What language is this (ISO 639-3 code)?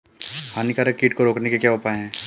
hin